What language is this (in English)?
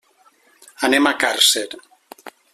Catalan